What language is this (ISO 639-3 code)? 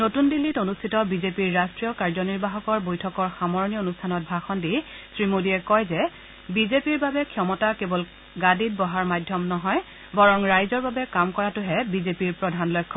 asm